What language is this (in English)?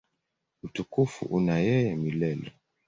Swahili